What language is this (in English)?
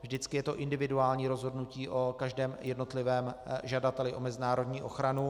Czech